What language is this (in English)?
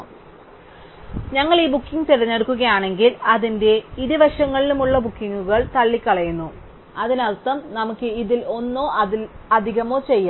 Malayalam